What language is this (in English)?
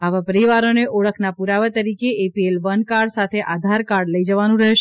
Gujarati